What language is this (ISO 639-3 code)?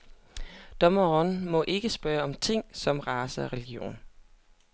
dan